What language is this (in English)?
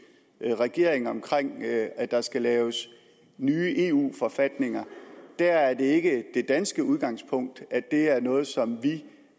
Danish